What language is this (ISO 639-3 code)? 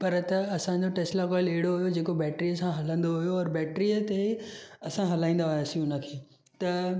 snd